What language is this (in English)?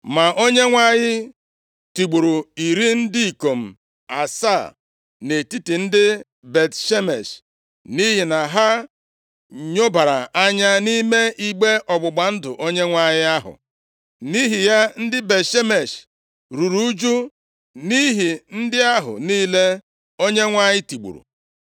Igbo